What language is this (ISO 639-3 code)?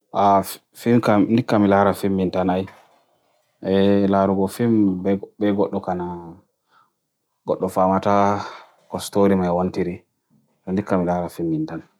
fui